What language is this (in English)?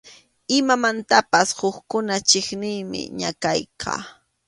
Arequipa-La Unión Quechua